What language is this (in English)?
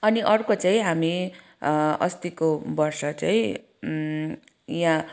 Nepali